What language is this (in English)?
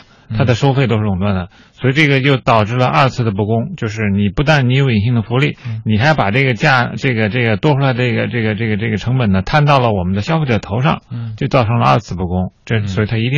Chinese